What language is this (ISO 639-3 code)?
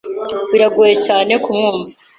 kin